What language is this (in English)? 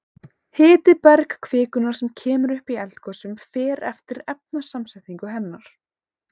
Icelandic